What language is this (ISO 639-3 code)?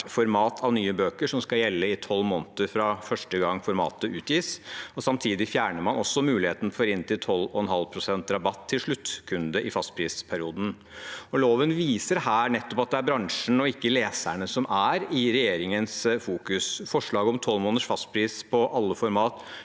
nor